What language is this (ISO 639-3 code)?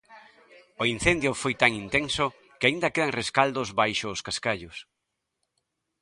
glg